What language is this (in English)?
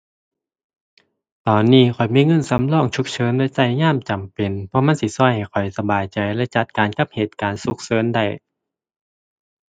Thai